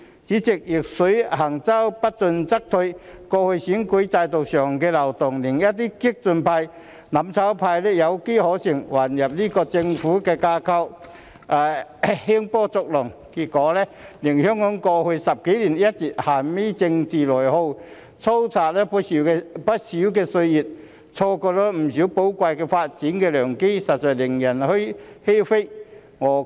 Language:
Cantonese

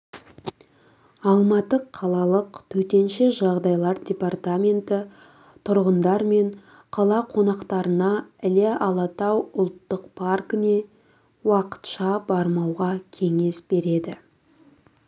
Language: Kazakh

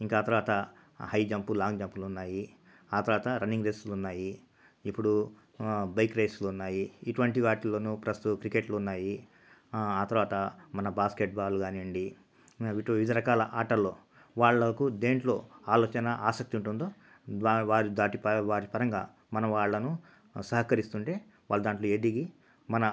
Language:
Telugu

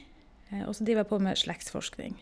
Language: Norwegian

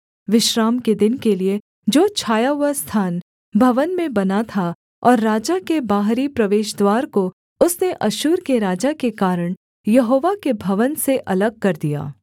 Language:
Hindi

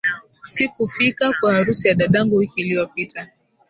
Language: Swahili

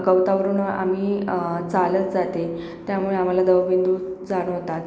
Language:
Marathi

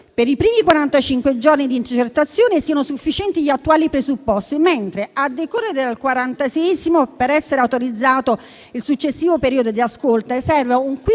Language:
Italian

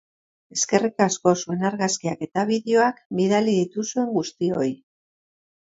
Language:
Basque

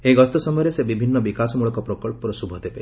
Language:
Odia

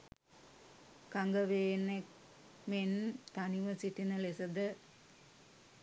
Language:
Sinhala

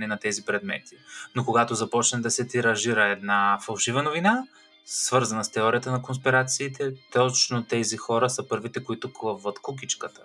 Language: Bulgarian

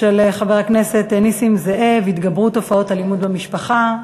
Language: Hebrew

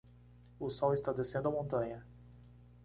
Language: Portuguese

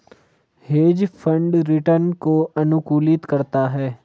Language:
Hindi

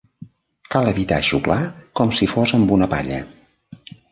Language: Catalan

